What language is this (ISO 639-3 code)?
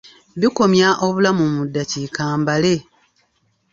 lug